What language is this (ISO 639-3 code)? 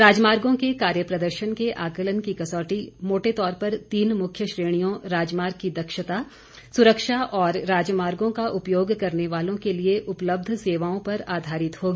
hin